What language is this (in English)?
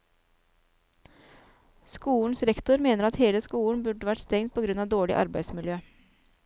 Norwegian